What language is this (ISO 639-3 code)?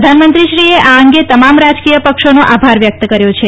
guj